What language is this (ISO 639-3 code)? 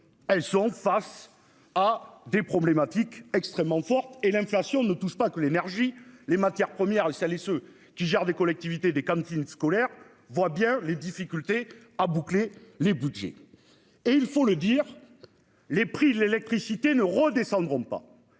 fra